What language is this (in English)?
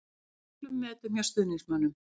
Icelandic